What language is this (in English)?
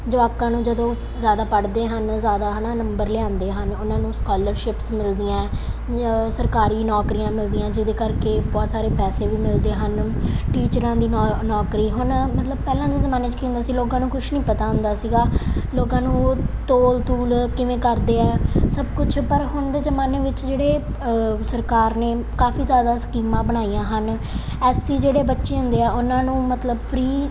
Punjabi